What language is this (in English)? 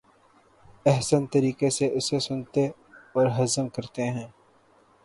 Urdu